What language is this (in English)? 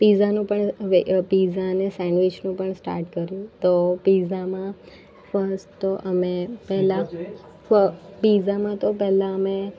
Gujarati